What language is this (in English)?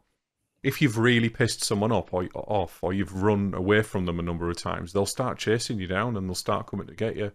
English